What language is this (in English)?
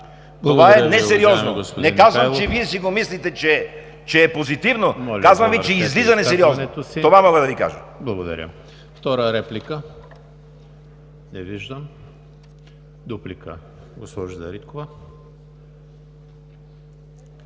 Bulgarian